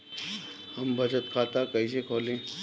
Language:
Bhojpuri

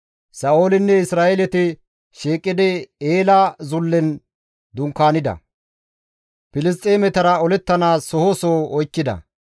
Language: Gamo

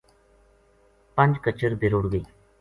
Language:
Gujari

